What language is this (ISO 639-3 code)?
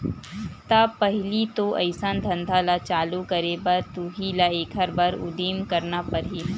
hne